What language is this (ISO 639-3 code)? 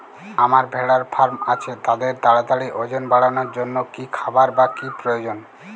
ben